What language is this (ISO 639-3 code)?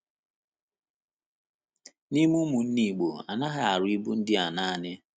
ibo